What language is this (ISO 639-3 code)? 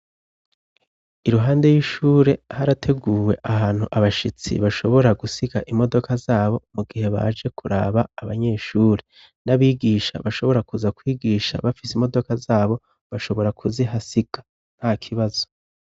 run